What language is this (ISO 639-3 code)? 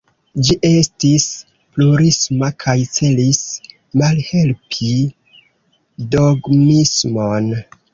epo